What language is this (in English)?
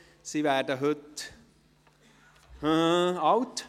Swiss German